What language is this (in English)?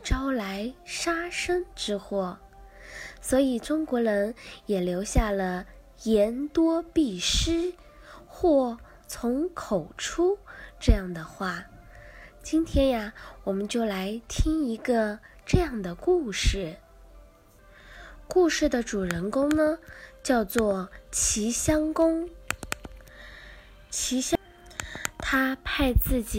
Chinese